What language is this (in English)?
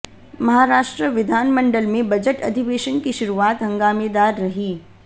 Hindi